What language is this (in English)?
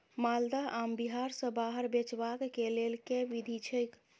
Maithili